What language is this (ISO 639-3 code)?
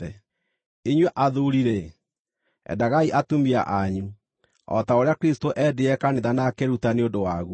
kik